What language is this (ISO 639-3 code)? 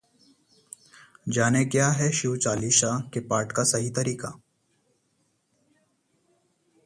hin